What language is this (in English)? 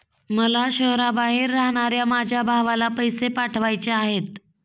Marathi